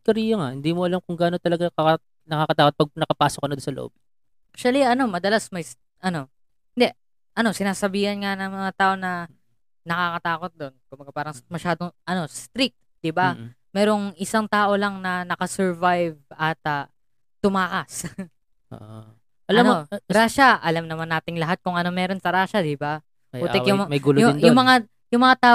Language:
Filipino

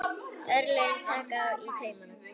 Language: Icelandic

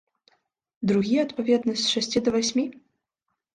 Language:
Belarusian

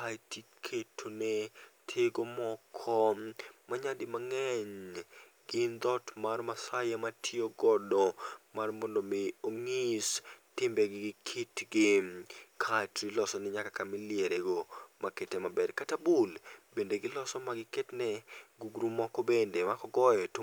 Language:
Luo (Kenya and Tanzania)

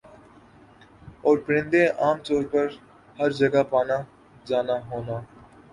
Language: Urdu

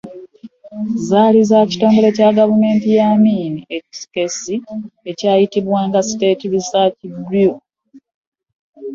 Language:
Ganda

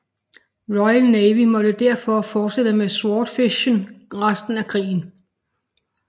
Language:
Danish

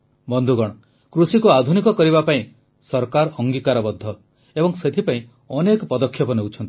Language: Odia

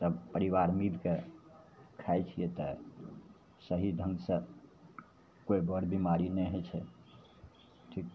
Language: Maithili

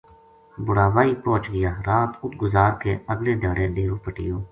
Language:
Gujari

